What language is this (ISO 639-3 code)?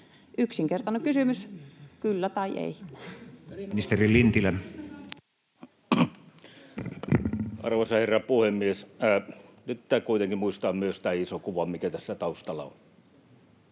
fin